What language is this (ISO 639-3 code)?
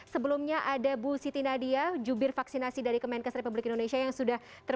ind